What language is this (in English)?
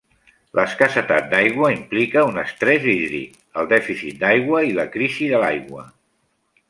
Catalan